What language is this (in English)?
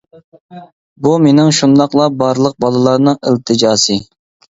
Uyghur